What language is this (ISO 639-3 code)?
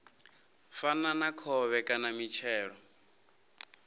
ven